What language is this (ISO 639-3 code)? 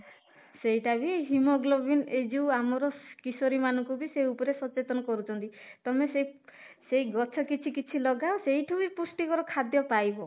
ori